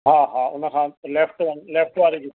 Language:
Sindhi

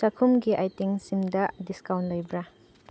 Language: Manipuri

